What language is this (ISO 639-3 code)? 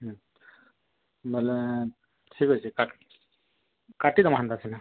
ori